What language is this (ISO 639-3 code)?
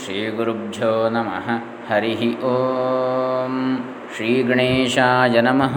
kan